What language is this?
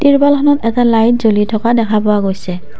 Assamese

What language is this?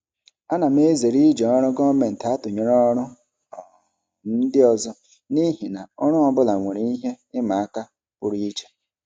Igbo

